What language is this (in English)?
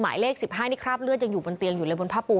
Thai